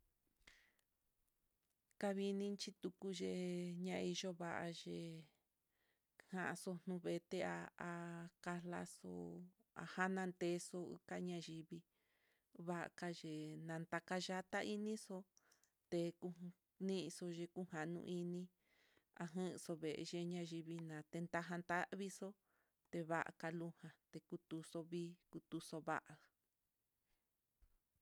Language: Mitlatongo Mixtec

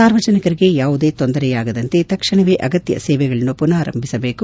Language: Kannada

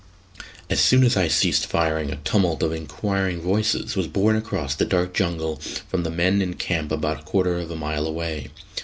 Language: English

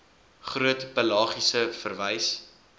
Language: Afrikaans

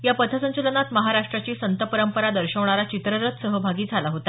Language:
Marathi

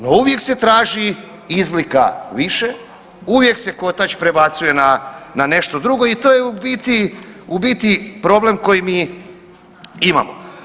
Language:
Croatian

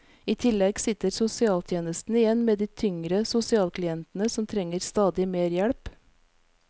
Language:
Norwegian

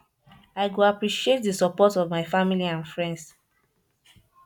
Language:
Nigerian Pidgin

